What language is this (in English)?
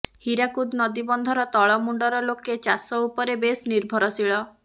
Odia